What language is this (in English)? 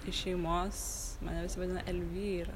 Lithuanian